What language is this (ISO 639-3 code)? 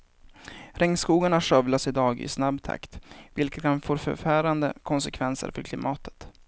swe